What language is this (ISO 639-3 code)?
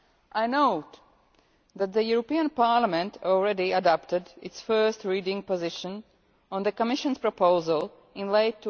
eng